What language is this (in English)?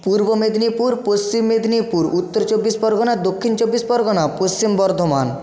Bangla